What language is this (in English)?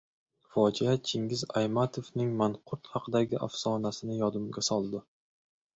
Uzbek